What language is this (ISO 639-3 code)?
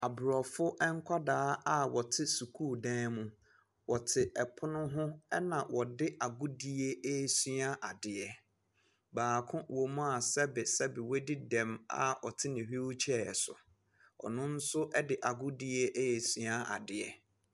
aka